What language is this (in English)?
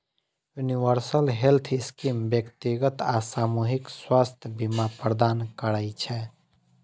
Maithili